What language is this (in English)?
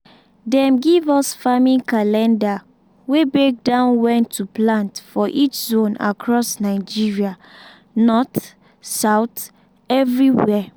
Nigerian Pidgin